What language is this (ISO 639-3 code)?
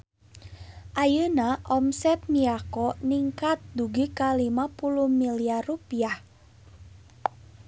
sun